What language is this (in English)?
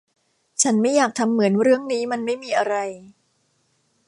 Thai